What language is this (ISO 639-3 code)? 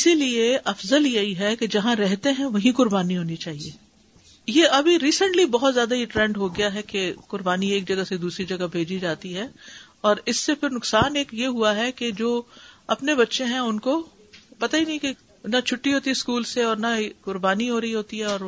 urd